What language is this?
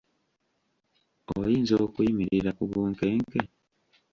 Ganda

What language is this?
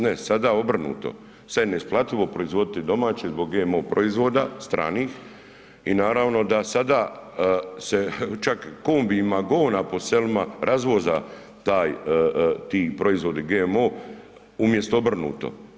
Croatian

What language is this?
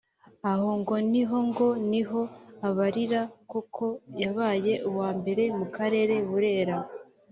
Kinyarwanda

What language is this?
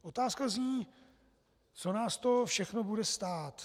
Czech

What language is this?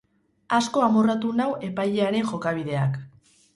Basque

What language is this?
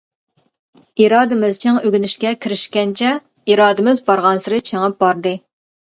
Uyghur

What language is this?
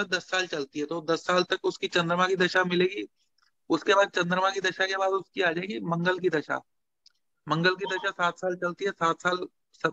Hindi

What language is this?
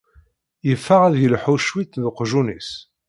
Kabyle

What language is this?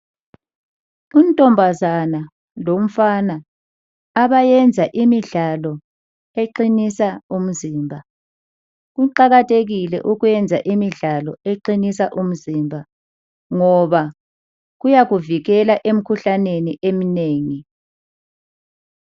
North Ndebele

